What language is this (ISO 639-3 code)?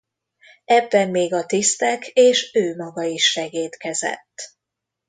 hun